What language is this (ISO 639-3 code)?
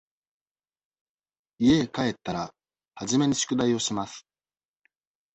jpn